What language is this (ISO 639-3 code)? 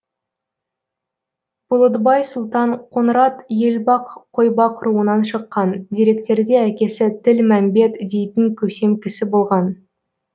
kaz